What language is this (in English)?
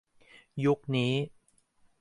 Thai